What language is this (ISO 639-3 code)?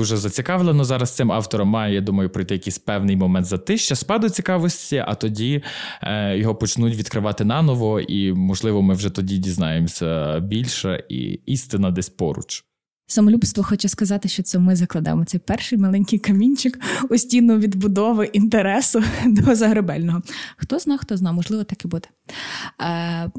ukr